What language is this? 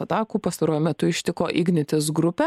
Lithuanian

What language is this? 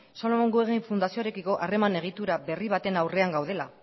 Basque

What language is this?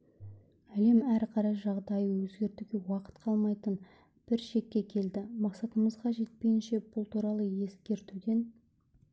Kazakh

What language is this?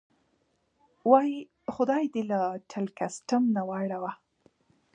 Pashto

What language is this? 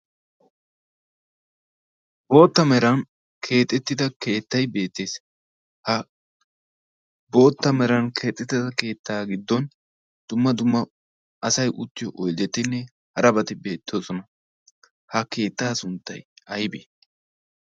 Wolaytta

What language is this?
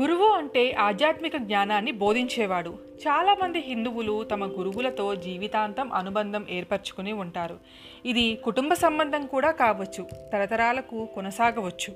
Telugu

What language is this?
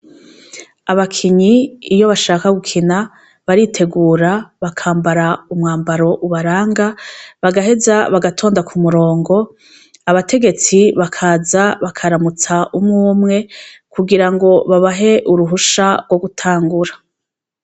Rundi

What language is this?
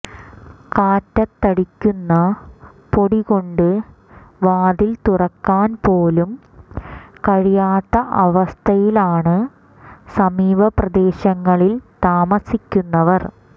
Malayalam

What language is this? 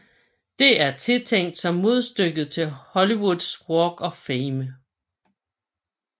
Danish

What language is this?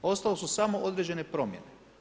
Croatian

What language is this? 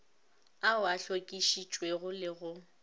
Northern Sotho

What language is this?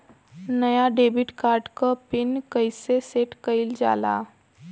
Bhojpuri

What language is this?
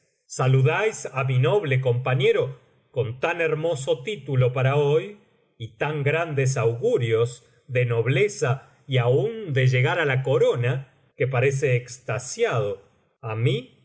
Spanish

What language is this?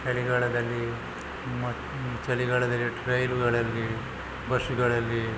Kannada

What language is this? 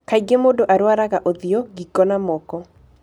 Kikuyu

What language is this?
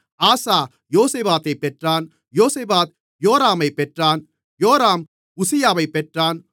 Tamil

